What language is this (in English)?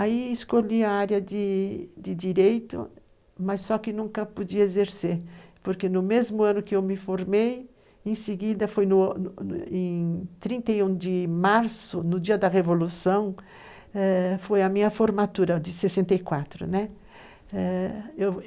Portuguese